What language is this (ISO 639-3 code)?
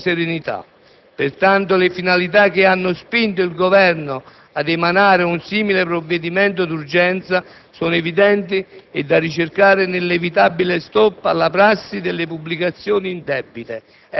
ita